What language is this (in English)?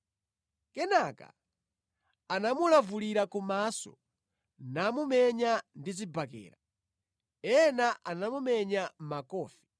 Nyanja